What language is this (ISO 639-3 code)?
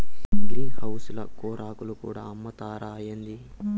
tel